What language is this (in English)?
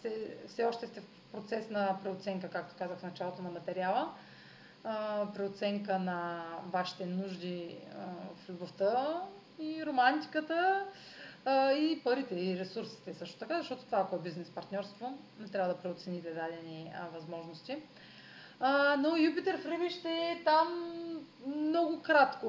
Bulgarian